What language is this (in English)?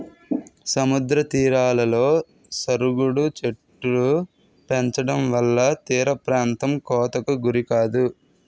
Telugu